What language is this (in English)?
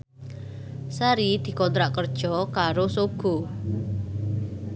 Javanese